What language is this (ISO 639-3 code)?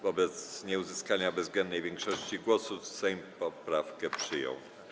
pol